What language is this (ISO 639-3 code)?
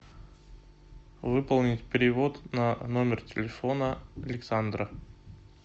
rus